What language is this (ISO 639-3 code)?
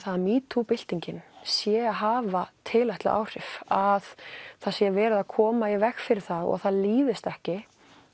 isl